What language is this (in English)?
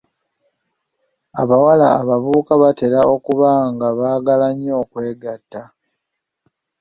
Ganda